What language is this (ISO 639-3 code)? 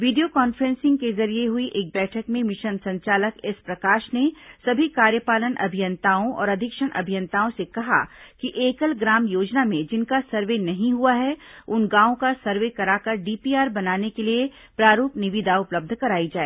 hin